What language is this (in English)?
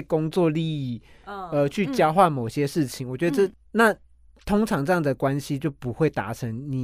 Chinese